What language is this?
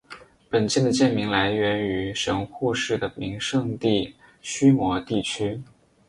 Chinese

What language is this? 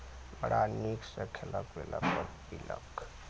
Maithili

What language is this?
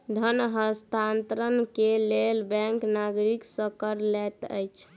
Maithili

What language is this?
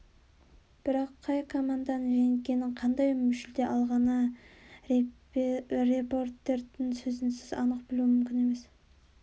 Kazakh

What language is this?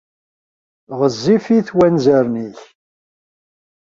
Kabyle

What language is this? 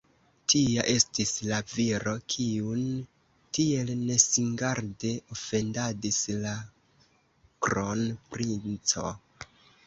Esperanto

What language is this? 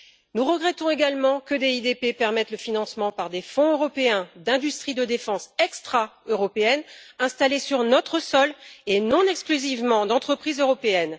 French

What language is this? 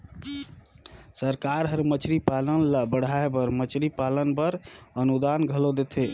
Chhattisgarhi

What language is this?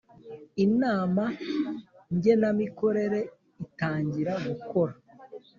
Kinyarwanda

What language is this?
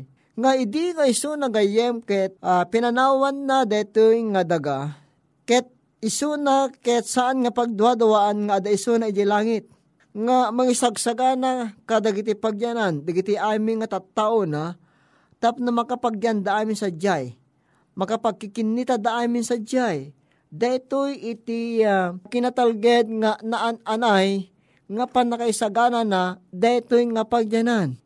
Filipino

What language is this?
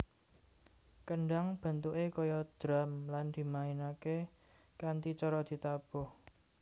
Javanese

